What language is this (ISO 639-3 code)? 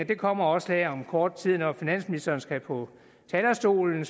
dan